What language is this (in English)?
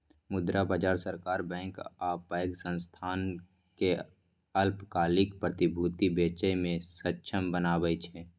Maithili